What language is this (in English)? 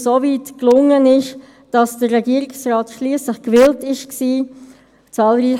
Swiss German